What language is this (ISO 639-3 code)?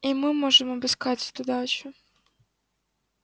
rus